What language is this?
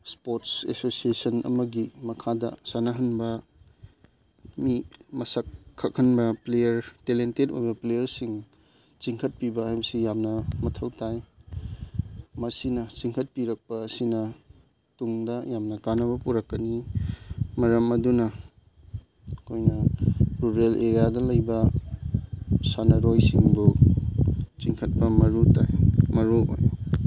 Manipuri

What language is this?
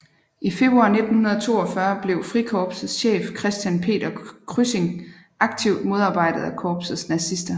Danish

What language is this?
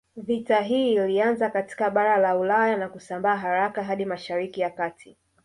Swahili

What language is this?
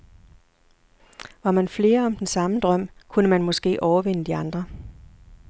Danish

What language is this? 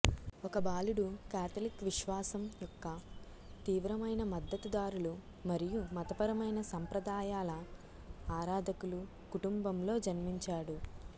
Telugu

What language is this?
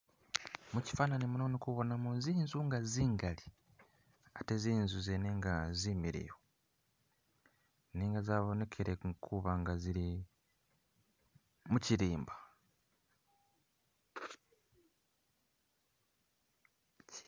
Masaaba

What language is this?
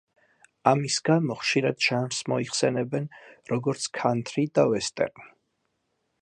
Georgian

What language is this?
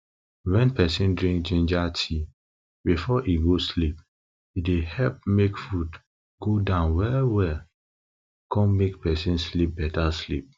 Nigerian Pidgin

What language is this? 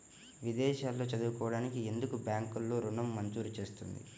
Telugu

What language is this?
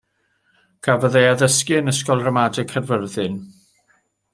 Welsh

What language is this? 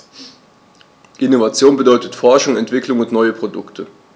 German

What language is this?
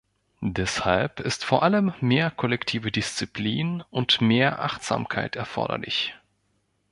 German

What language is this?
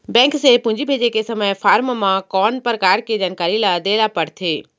Chhattisgarhi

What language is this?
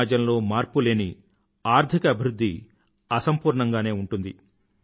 Telugu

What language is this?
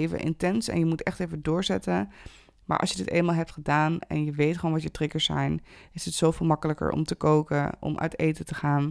Dutch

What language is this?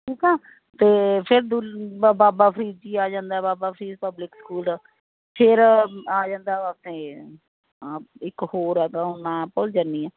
Punjabi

